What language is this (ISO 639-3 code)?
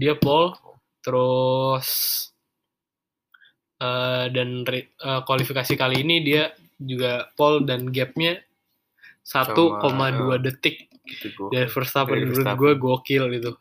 ind